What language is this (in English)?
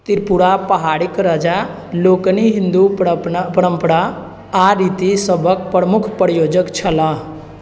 Maithili